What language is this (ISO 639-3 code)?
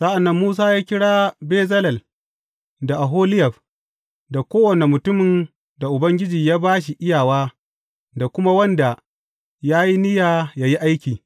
hau